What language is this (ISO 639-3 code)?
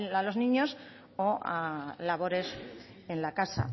spa